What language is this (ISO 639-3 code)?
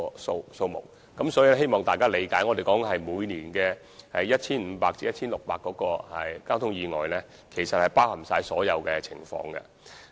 yue